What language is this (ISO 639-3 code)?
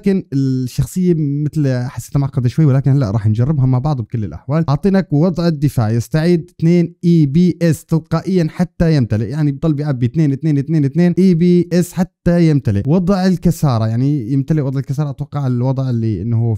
ara